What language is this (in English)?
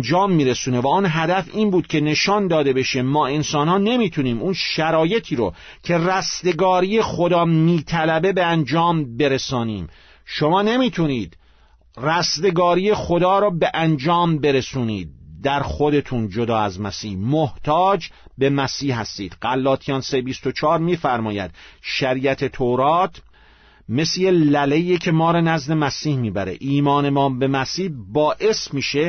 Persian